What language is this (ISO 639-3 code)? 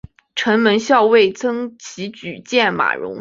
zho